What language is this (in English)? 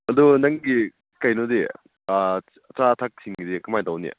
Manipuri